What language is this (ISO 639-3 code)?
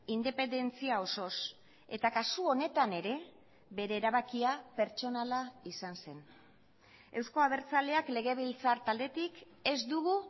eus